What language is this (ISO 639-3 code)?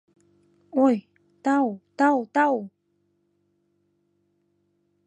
chm